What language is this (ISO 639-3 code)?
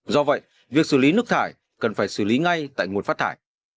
vie